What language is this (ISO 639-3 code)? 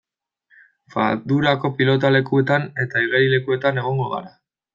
eus